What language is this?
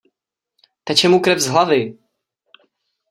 Czech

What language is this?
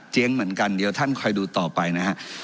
Thai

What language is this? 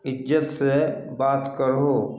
Maithili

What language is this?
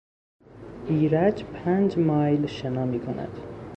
Persian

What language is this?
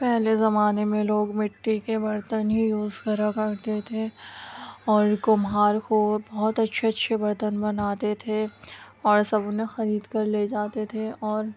Urdu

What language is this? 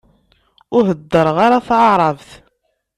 Kabyle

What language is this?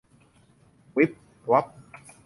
Thai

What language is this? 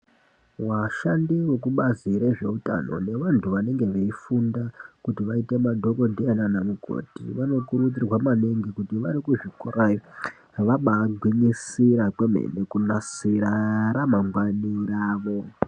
Ndau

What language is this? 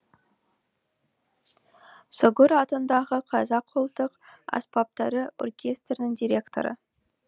Kazakh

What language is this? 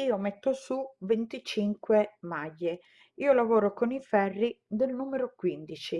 Italian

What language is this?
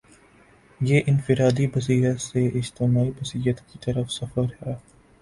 Urdu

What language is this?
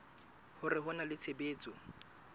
Southern Sotho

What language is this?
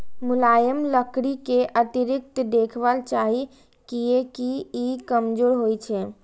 Maithili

